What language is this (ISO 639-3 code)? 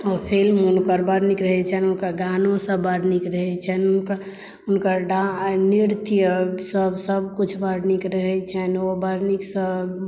mai